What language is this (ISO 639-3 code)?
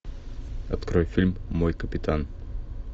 rus